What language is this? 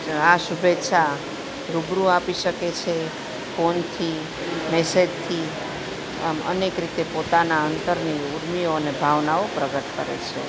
Gujarati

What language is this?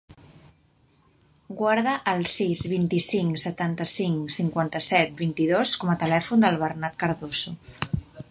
Catalan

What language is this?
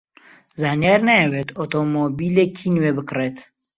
Central Kurdish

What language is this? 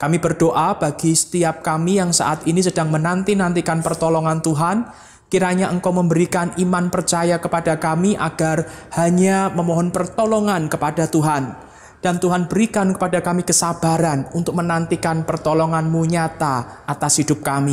Indonesian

